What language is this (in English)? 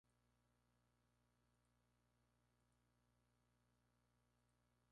Spanish